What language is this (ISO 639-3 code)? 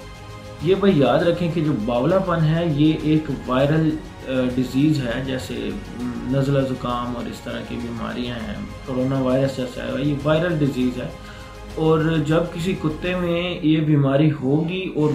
urd